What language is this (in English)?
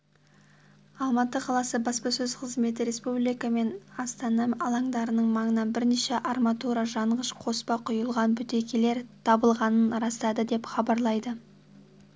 Kazakh